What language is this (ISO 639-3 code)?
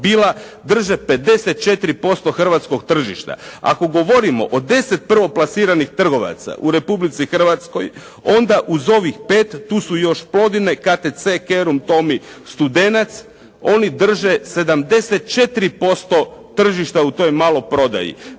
hrv